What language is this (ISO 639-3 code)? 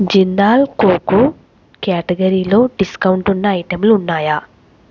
tel